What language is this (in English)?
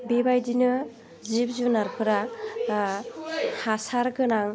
Bodo